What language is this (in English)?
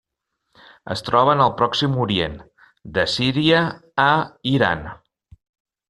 Catalan